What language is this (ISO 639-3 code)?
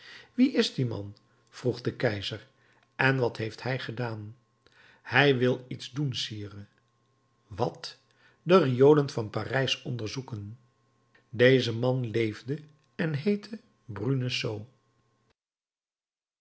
nld